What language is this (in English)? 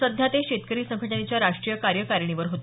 Marathi